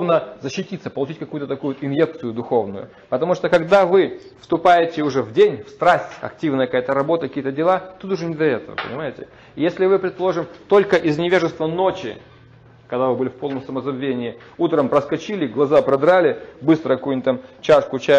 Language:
Russian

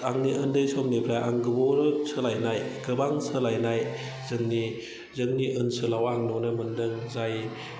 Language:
Bodo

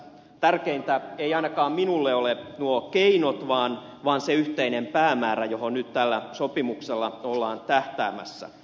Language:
Finnish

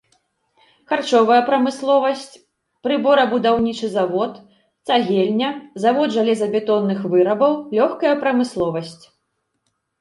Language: Belarusian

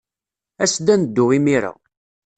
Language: Kabyle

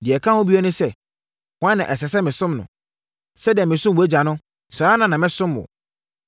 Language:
Akan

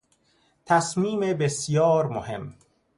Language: Persian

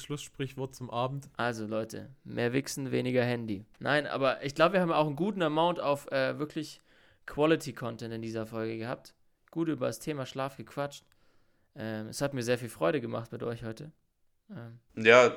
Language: German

